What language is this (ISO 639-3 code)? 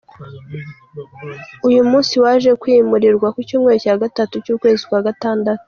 kin